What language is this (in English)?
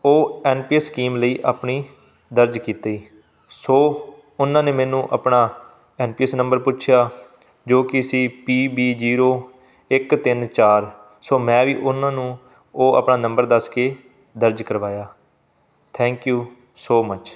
Punjabi